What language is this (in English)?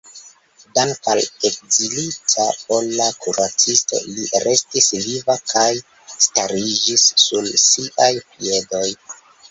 Esperanto